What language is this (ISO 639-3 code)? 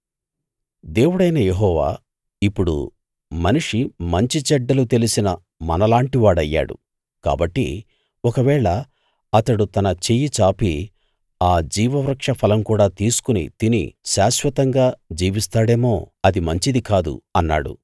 tel